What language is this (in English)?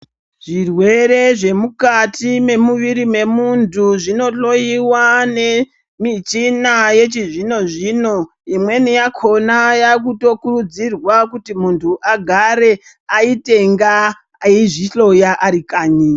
Ndau